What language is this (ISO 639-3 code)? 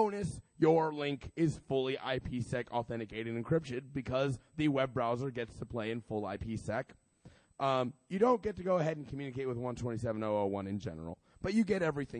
eng